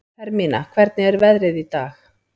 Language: Icelandic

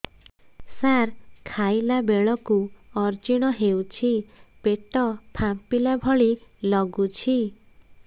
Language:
Odia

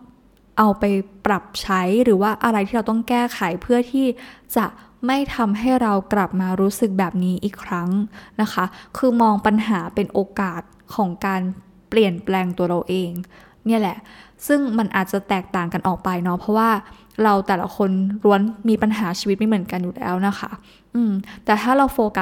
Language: Thai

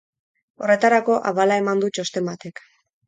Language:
Basque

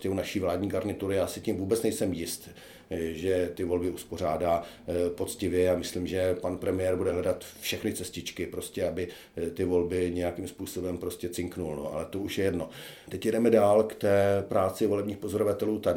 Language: Czech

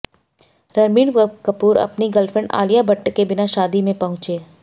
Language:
Hindi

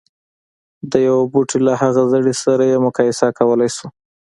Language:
Pashto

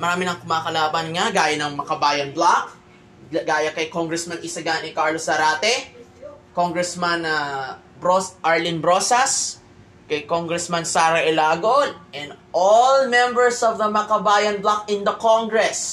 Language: Filipino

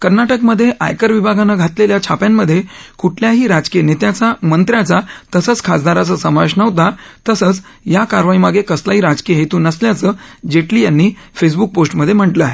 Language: Marathi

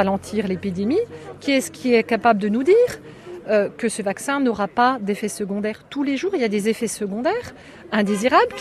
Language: French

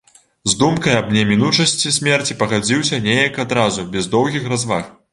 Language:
Belarusian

